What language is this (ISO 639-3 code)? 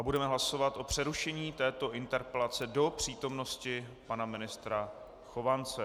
ces